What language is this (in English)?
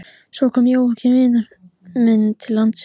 Icelandic